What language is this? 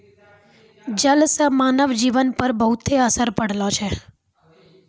Maithili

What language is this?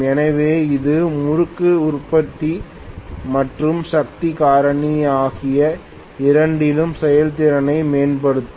Tamil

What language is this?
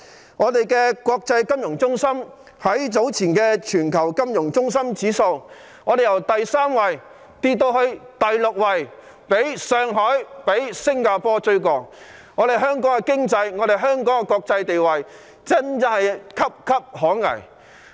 Cantonese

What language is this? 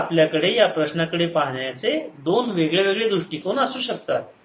Marathi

